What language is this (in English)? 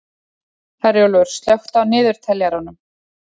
Icelandic